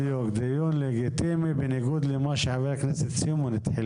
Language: Hebrew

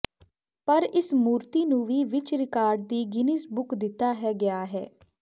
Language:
Punjabi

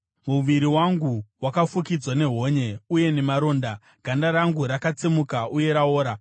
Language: Shona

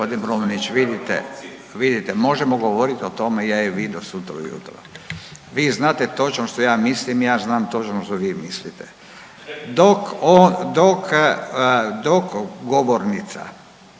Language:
Croatian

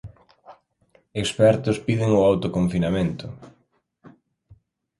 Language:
Galician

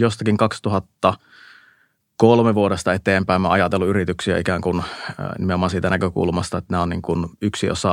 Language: Finnish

